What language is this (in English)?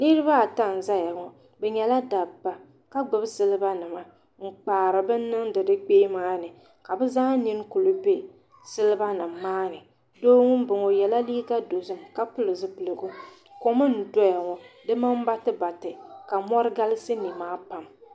Dagbani